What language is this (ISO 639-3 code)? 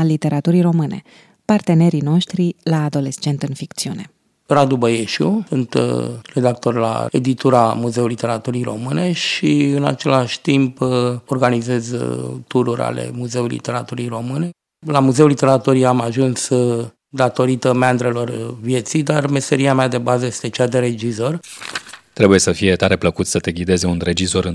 ron